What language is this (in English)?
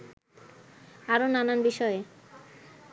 Bangla